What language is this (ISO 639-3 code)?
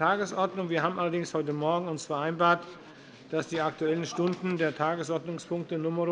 deu